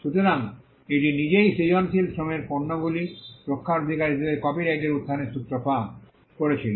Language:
Bangla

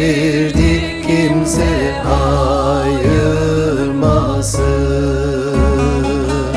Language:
Turkish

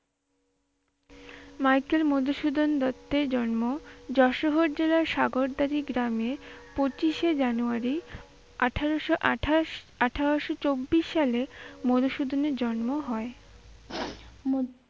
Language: Bangla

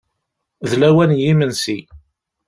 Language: Kabyle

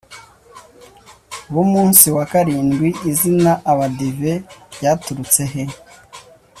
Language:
Kinyarwanda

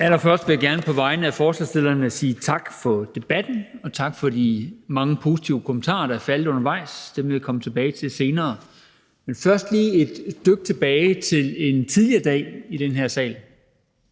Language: Danish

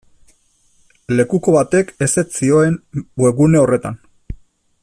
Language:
Basque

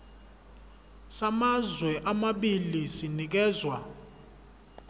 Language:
Zulu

